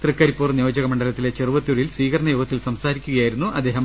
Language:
Malayalam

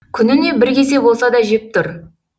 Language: Kazakh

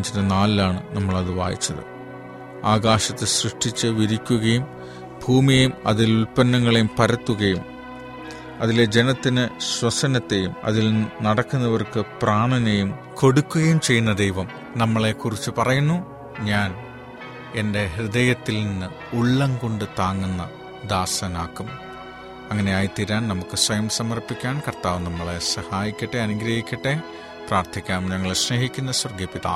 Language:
Malayalam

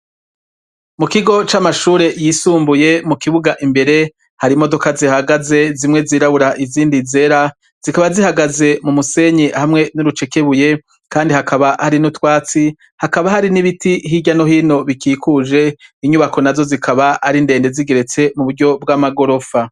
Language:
Rundi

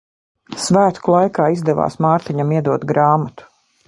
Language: Latvian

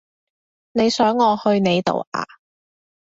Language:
Cantonese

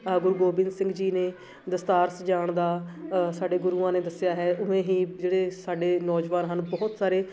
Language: Punjabi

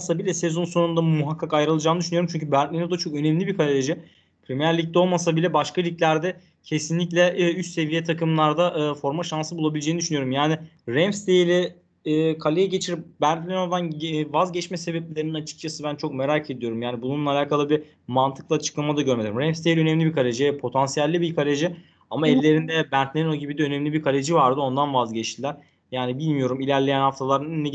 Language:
Turkish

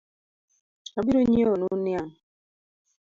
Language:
Luo (Kenya and Tanzania)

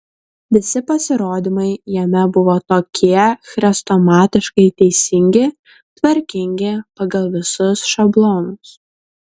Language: Lithuanian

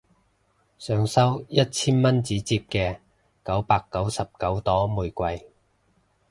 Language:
Cantonese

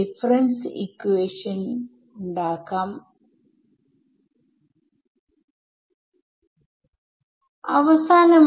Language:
Malayalam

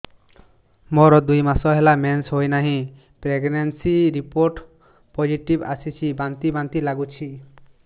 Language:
Odia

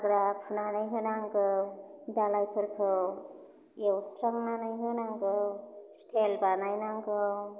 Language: Bodo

